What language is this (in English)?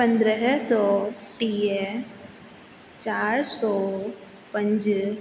Sindhi